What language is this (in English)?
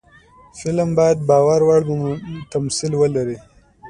Pashto